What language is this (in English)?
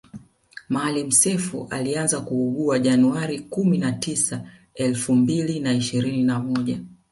Swahili